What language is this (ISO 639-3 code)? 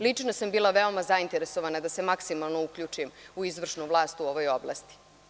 srp